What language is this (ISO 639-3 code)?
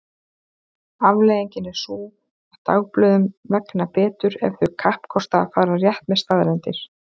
isl